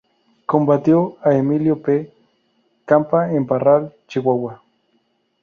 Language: Spanish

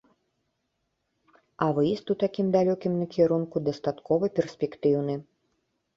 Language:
Belarusian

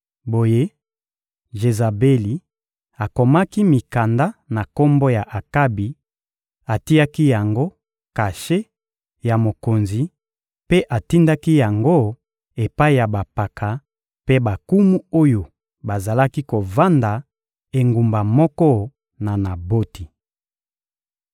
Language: Lingala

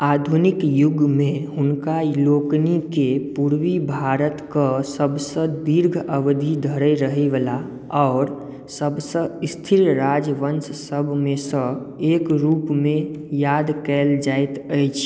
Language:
Maithili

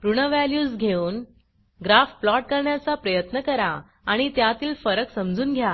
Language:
Marathi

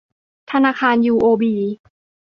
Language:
Thai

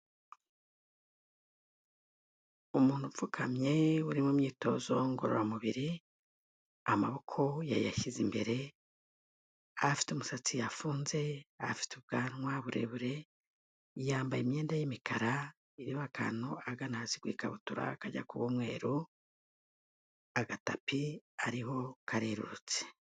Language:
Kinyarwanda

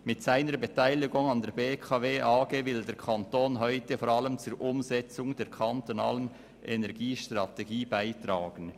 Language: Swiss German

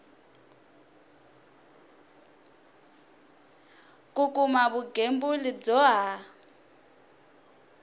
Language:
Tsonga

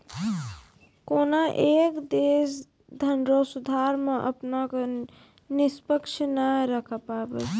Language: Maithili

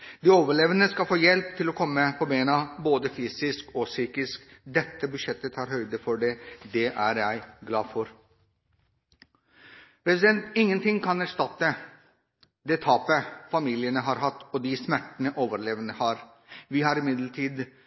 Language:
Norwegian Bokmål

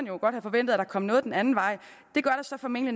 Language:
Danish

